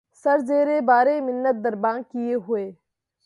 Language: Urdu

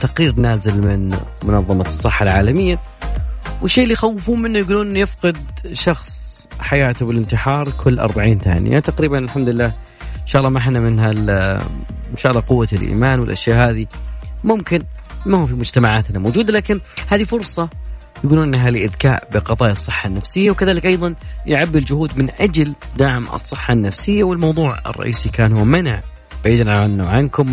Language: Arabic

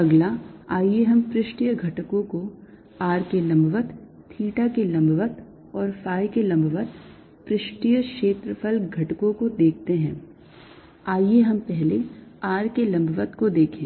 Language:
Hindi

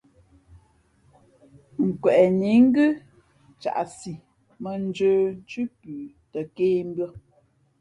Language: Fe'fe'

